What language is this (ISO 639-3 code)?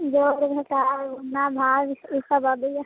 mai